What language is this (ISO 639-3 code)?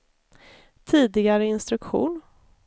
swe